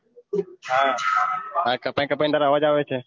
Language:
Gujarati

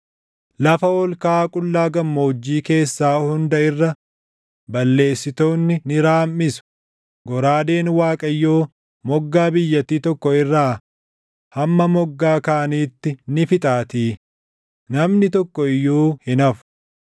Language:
Oromo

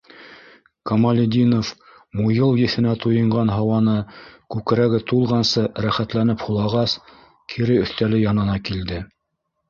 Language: Bashkir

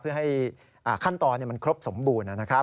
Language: Thai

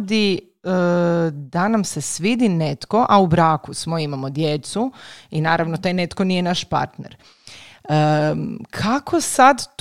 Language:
Croatian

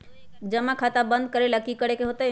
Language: Magahi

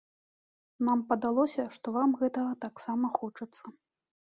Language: Belarusian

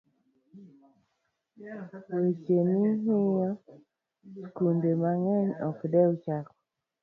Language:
Luo (Kenya and Tanzania)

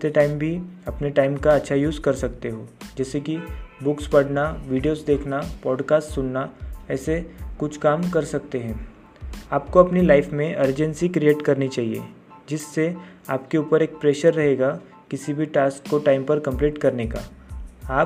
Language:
Hindi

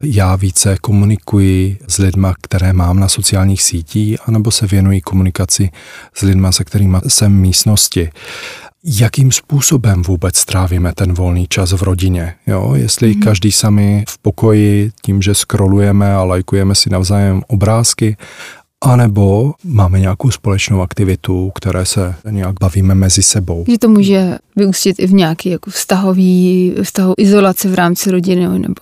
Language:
Czech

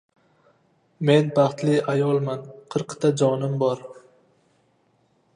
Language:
Uzbek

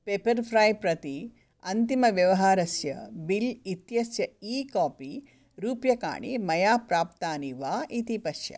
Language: Sanskrit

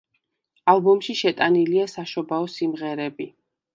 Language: Georgian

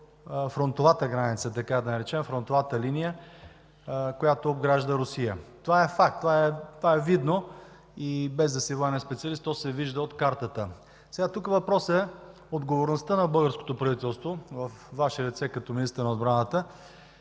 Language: Bulgarian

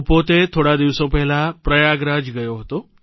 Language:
Gujarati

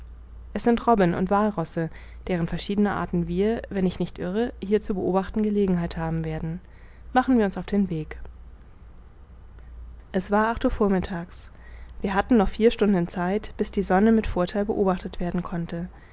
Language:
German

